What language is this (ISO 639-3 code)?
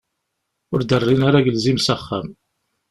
kab